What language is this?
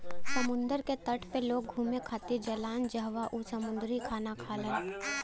Bhojpuri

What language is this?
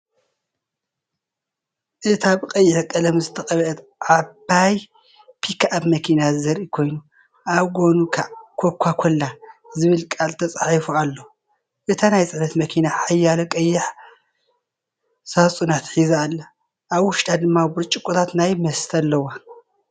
Tigrinya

